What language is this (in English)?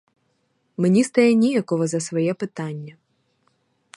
Ukrainian